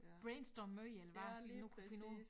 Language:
Danish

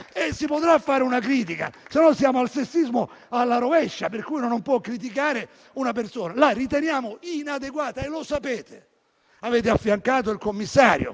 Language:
Italian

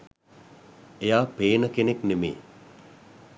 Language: Sinhala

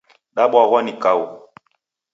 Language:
Taita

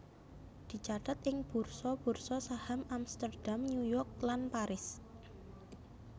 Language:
Javanese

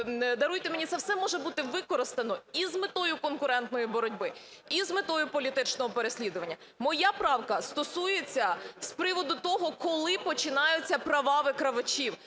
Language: Ukrainian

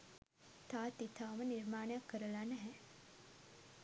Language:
Sinhala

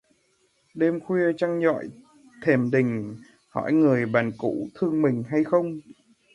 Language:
Vietnamese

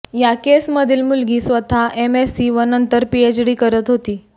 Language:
Marathi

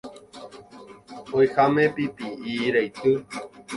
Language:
Guarani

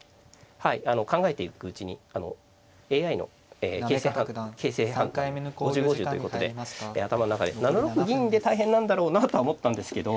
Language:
Japanese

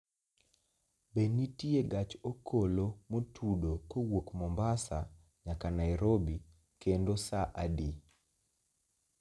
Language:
Luo (Kenya and Tanzania)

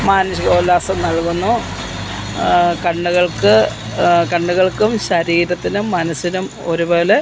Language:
Malayalam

